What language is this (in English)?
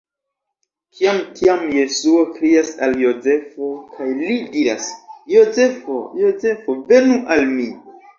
Esperanto